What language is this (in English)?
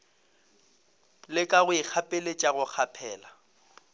Northern Sotho